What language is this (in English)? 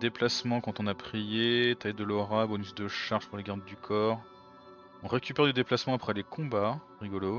French